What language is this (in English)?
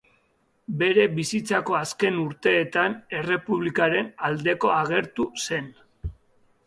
Basque